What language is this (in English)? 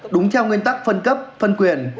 Vietnamese